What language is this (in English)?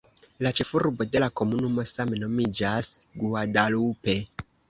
Esperanto